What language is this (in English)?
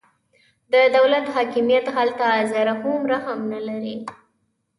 Pashto